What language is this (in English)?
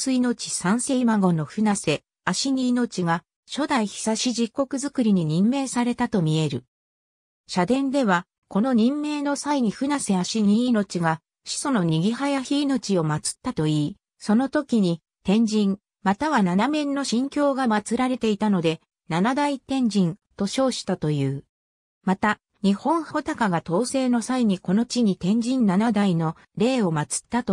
Japanese